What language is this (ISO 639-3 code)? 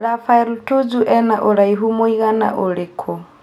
kik